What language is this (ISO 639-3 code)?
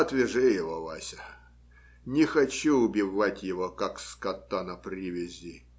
rus